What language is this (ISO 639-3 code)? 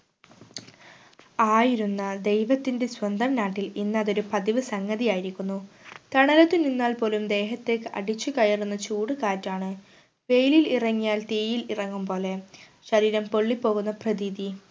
mal